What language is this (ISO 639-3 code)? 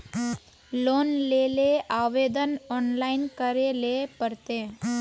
mag